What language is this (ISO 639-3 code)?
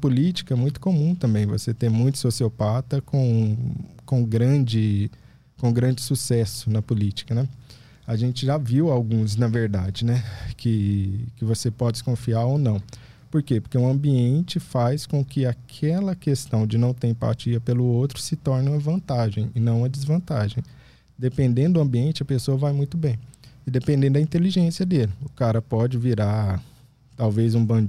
por